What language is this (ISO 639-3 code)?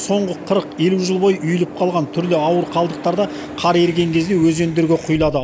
kaz